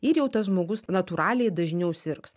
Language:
Lithuanian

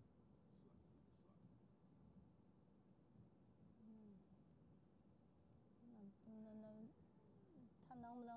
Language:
Chinese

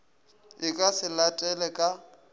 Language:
Northern Sotho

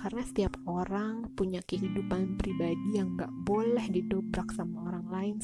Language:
Indonesian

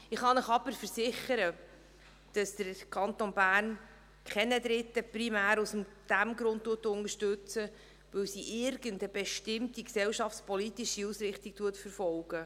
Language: Swiss German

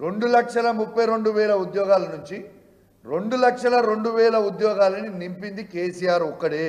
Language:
Telugu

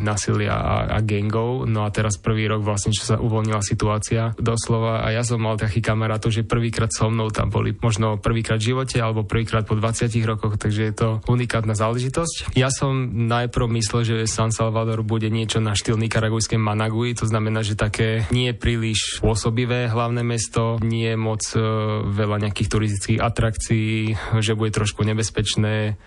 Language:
Slovak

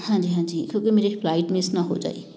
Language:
Punjabi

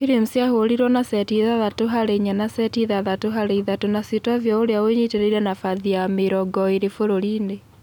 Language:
Kikuyu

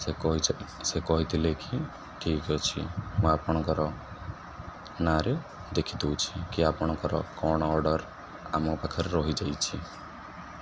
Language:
Odia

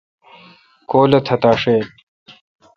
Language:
Kalkoti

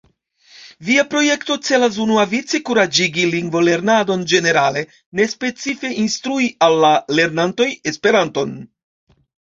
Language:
Esperanto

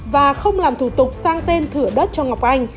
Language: Vietnamese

